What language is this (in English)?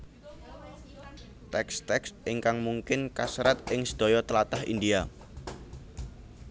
Javanese